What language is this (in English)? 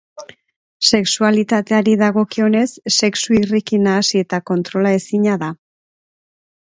Basque